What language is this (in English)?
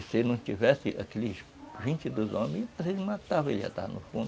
Portuguese